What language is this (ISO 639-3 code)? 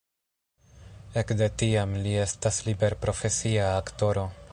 epo